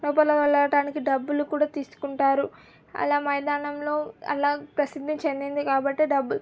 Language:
Telugu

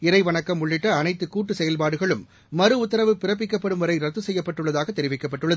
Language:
Tamil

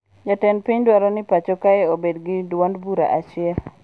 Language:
Luo (Kenya and Tanzania)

